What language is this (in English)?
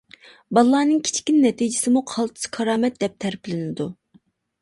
Uyghur